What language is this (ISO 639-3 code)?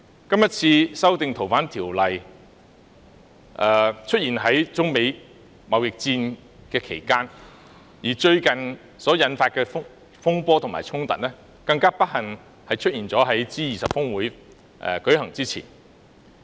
yue